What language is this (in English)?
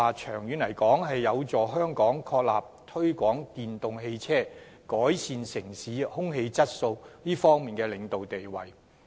Cantonese